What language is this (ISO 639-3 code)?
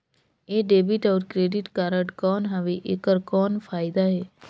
hne